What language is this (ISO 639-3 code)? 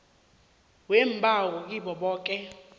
nbl